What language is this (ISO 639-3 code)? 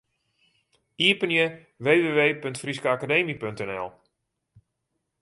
fry